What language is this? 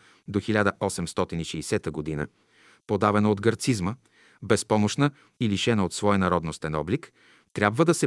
Bulgarian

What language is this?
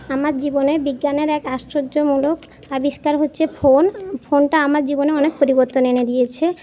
Bangla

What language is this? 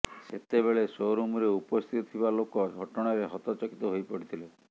Odia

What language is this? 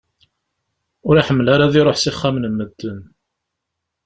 Kabyle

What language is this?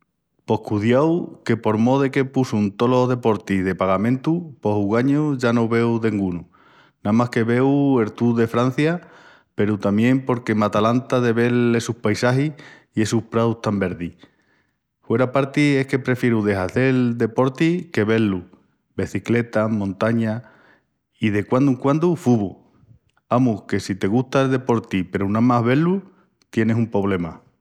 Extremaduran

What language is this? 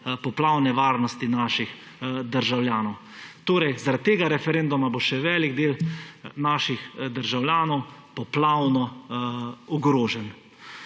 Slovenian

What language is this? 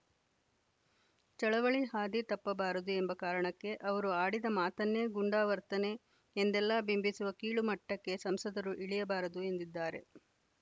Kannada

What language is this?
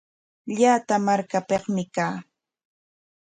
Corongo Ancash Quechua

